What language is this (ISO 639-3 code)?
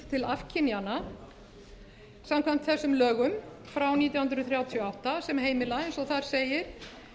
isl